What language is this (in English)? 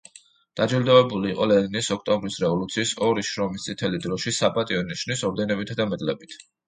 Georgian